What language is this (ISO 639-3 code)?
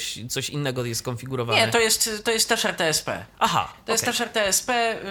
pol